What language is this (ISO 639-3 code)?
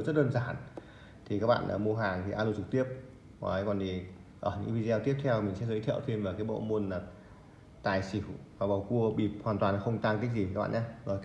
vie